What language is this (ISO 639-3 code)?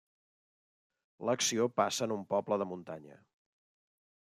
cat